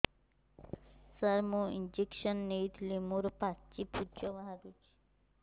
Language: Odia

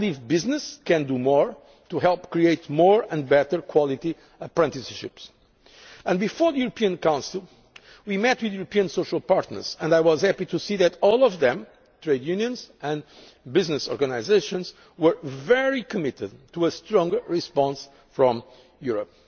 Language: English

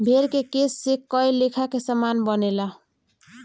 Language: Bhojpuri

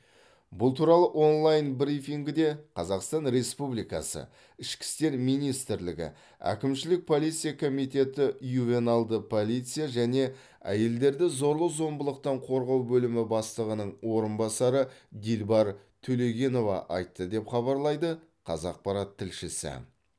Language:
Kazakh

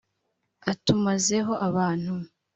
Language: Kinyarwanda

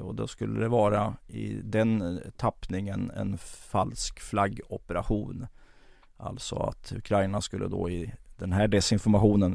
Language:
Swedish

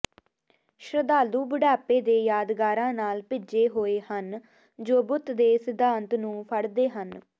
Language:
Punjabi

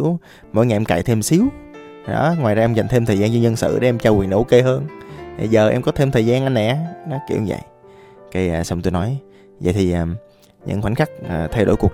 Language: Vietnamese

